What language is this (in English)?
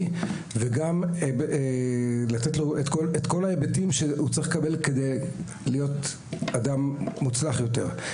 Hebrew